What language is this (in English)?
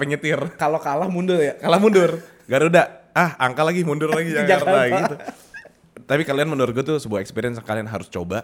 Indonesian